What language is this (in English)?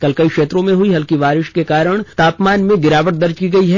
Hindi